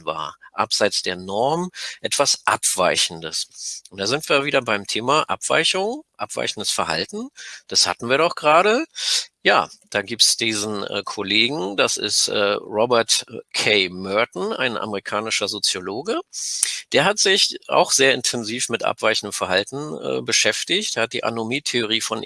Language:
German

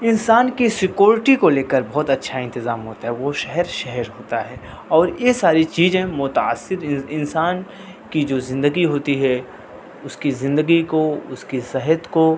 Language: Urdu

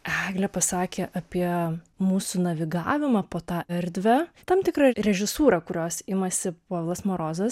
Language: Lithuanian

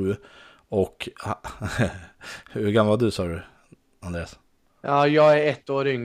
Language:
Swedish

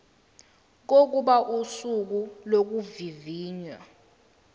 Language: Zulu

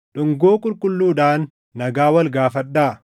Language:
Oromo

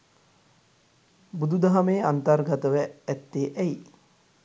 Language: Sinhala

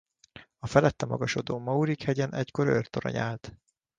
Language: Hungarian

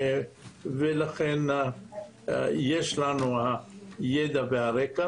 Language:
Hebrew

